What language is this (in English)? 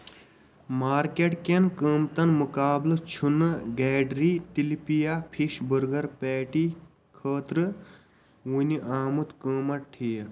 Kashmiri